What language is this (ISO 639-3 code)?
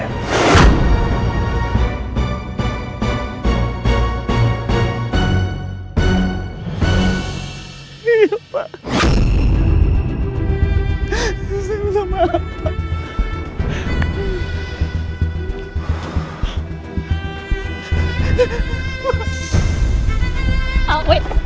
ind